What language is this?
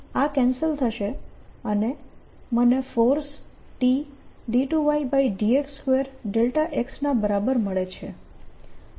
Gujarati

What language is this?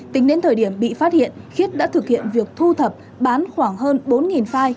Vietnamese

